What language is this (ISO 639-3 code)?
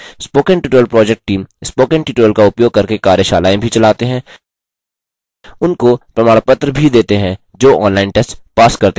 hin